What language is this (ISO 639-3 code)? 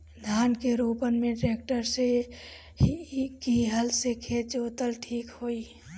bho